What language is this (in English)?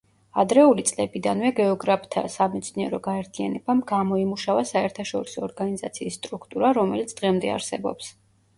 Georgian